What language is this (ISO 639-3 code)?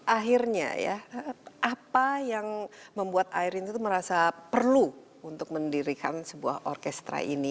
ind